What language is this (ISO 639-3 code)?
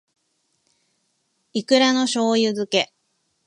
jpn